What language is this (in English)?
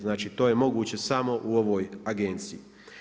Croatian